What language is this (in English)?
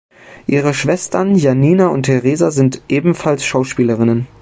German